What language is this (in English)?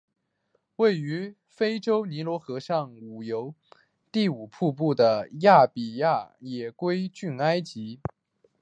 Chinese